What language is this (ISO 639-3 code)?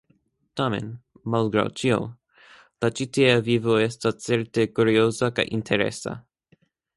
epo